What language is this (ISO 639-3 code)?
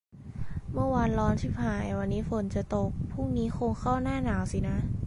tha